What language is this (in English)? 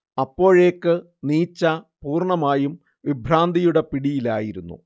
Malayalam